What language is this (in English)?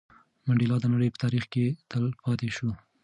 Pashto